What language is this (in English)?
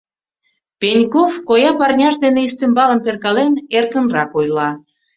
Mari